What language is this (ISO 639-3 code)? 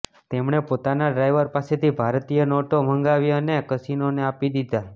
guj